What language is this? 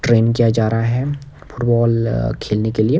Hindi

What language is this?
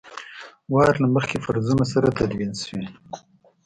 Pashto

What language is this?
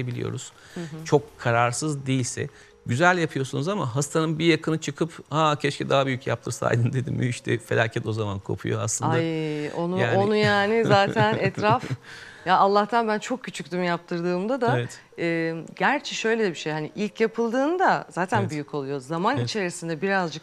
Turkish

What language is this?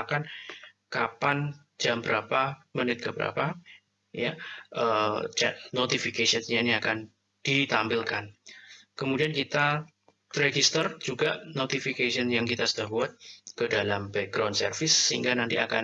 Indonesian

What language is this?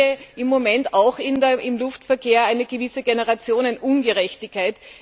German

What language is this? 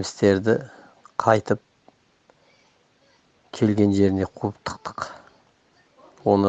Turkish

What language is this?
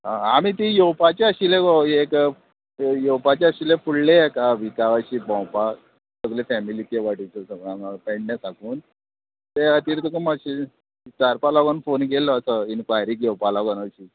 Konkani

